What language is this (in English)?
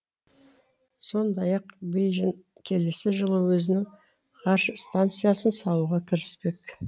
Kazakh